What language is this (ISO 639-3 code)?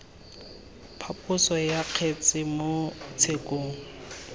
tsn